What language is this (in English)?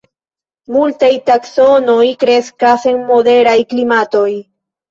Esperanto